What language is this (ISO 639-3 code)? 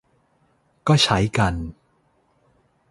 tha